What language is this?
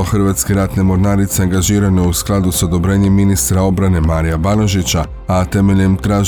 Croatian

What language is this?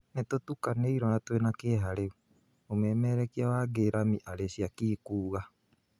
Kikuyu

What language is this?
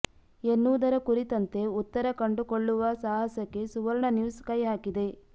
Kannada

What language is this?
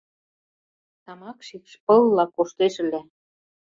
Mari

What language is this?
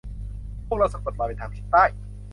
Thai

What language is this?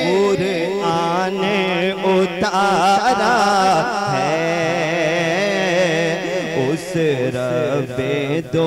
Hindi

